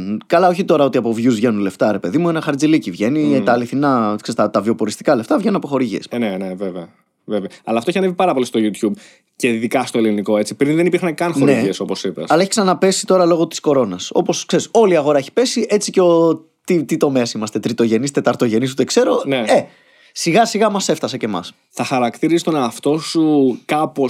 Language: Greek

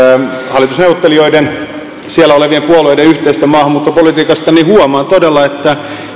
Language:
Finnish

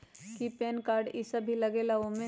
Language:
Magahi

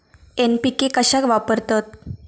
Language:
Marathi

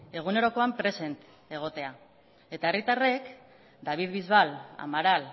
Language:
Basque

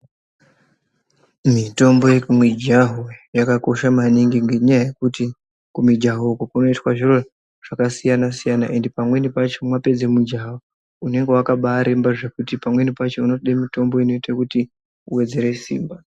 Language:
Ndau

